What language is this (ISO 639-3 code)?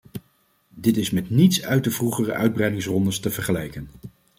nld